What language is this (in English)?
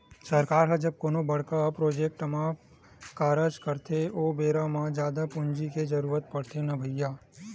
Chhattisgarhi